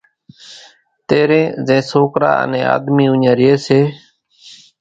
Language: Kachi Koli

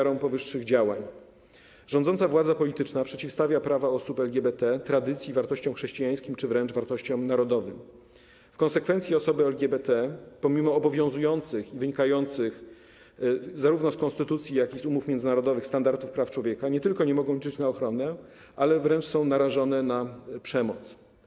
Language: Polish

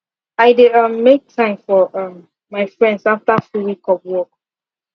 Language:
Nigerian Pidgin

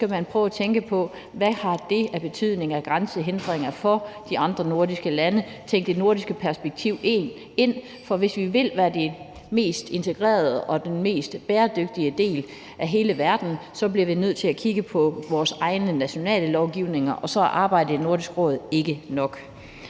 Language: Danish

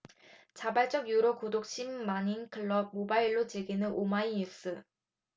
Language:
Korean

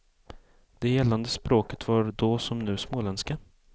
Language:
Swedish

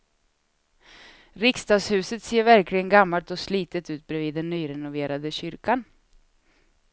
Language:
Swedish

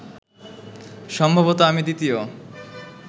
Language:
Bangla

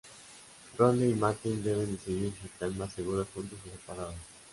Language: Spanish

